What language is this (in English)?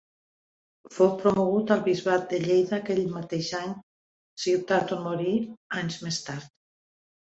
Catalan